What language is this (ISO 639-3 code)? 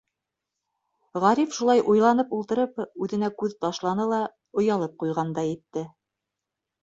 bak